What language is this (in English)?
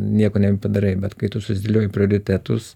Lithuanian